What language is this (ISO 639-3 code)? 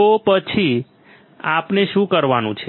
guj